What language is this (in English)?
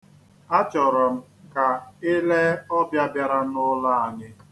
Igbo